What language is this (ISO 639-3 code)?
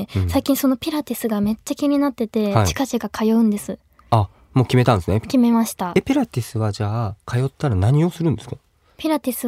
jpn